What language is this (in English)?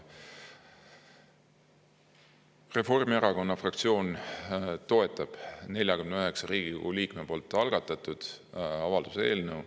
Estonian